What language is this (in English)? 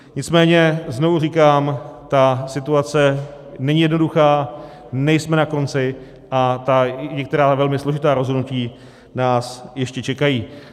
Czech